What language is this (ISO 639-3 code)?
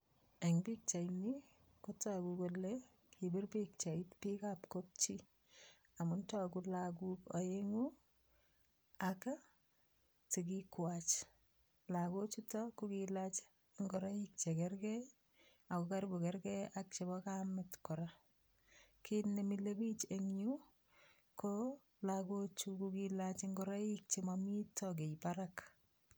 kln